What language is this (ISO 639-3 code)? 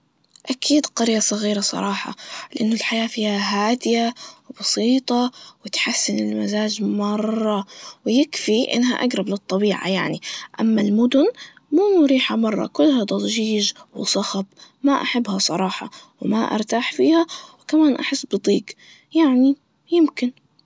ars